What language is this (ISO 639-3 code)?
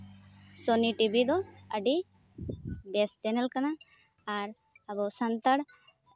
sat